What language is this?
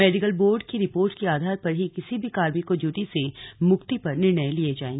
Hindi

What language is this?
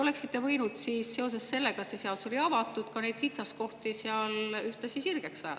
Estonian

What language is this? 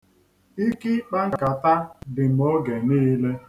Igbo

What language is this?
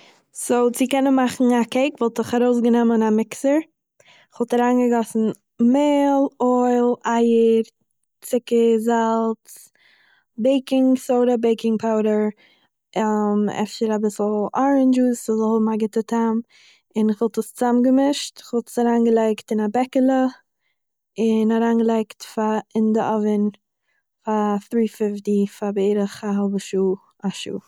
Yiddish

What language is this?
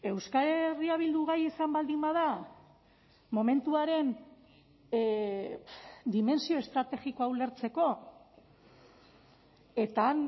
Basque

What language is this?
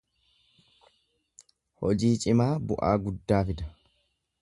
Oromo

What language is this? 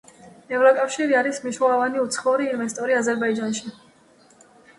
Georgian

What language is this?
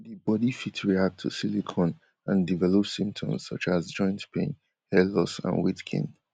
Nigerian Pidgin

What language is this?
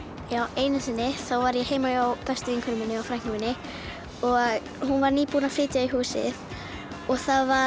Icelandic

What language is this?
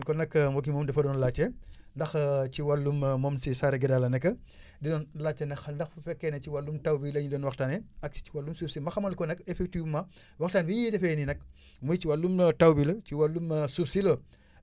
Wolof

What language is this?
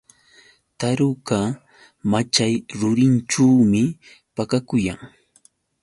Yauyos Quechua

